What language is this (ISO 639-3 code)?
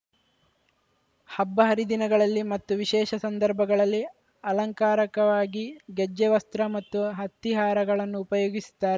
kan